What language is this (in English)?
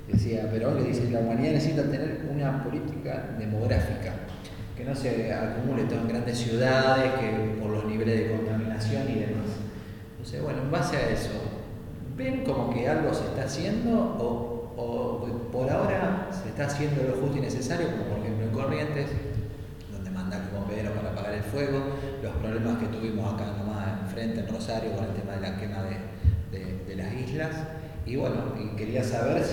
Spanish